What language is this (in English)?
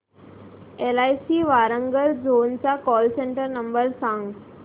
Marathi